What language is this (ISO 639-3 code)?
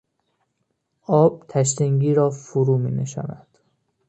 fas